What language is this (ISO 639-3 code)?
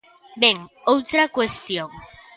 glg